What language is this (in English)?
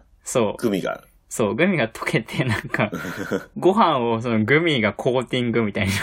Japanese